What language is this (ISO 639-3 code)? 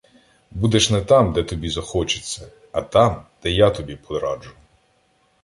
ukr